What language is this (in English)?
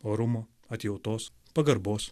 Lithuanian